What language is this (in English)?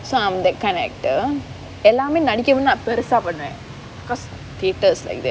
English